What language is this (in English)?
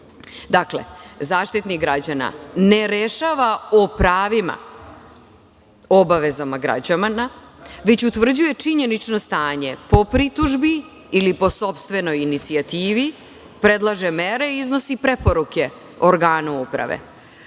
Serbian